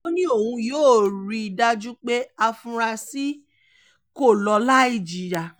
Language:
Yoruba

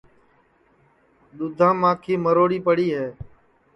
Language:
Sansi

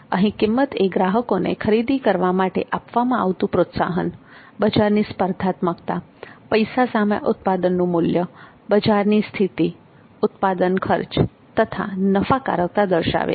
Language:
Gujarati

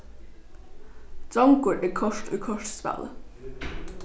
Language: Faroese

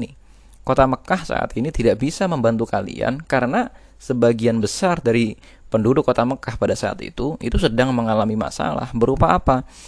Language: Indonesian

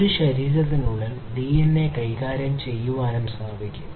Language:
Malayalam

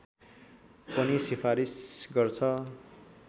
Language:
Nepali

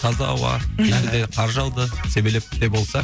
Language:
Kazakh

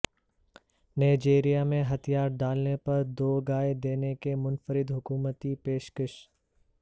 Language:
Urdu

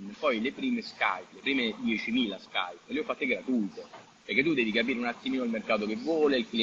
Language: Italian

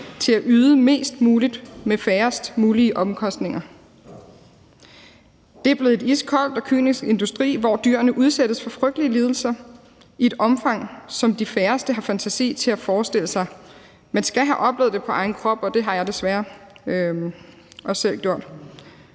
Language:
Danish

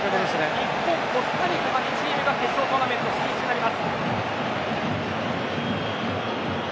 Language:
Japanese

